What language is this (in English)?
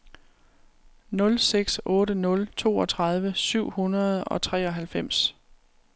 Danish